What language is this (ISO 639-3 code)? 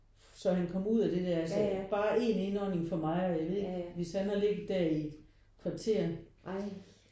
dan